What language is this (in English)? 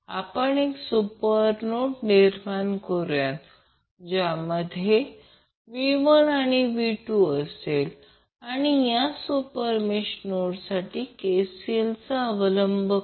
Marathi